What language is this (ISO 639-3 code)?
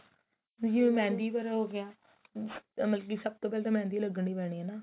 pan